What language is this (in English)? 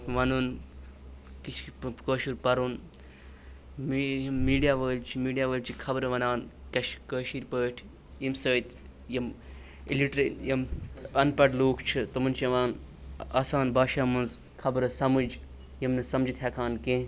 Kashmiri